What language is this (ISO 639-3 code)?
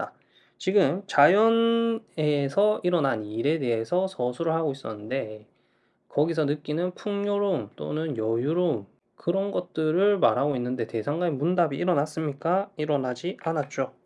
kor